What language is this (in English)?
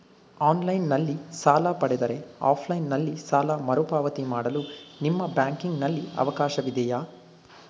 Kannada